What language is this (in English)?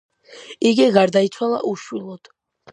Georgian